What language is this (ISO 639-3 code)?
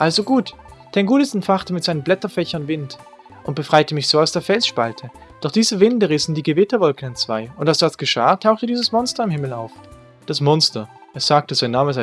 deu